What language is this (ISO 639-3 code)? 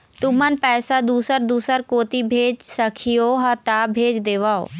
hne